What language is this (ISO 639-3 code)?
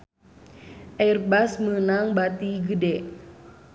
sun